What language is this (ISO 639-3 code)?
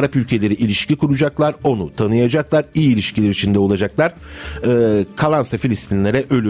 tur